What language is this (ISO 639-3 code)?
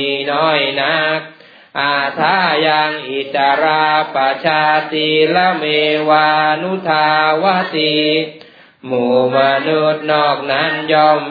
tha